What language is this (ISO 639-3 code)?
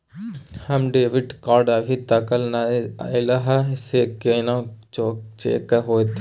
mai